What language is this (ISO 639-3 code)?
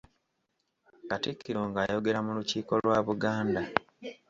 lug